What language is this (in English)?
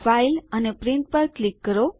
Gujarati